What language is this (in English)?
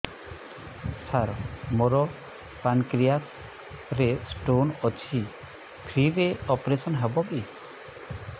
Odia